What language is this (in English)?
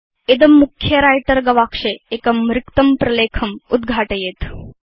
Sanskrit